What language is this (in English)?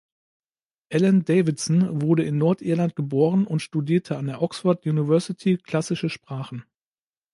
German